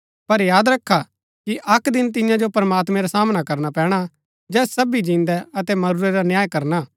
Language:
Gaddi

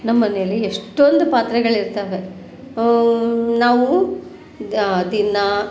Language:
Kannada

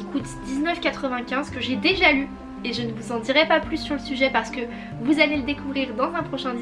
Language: French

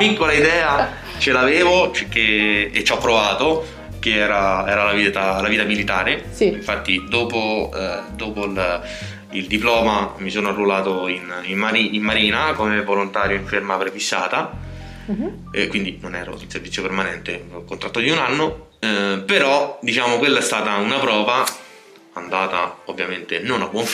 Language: Italian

